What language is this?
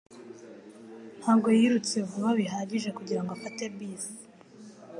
Kinyarwanda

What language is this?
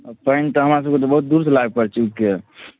Maithili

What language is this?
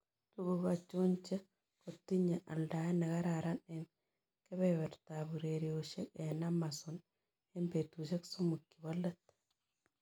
Kalenjin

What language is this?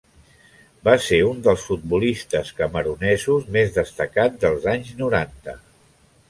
Catalan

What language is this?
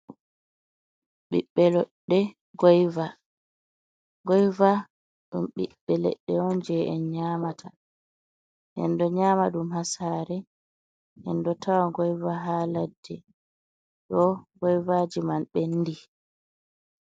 Fula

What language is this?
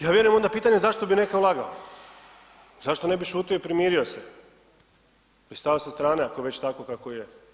Croatian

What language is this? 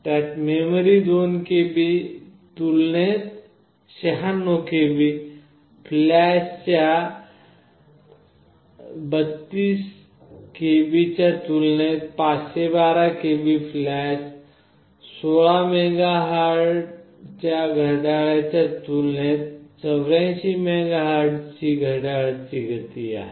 Marathi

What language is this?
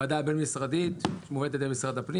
Hebrew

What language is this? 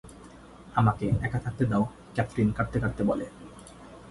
Bangla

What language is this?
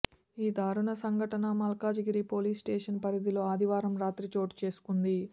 Telugu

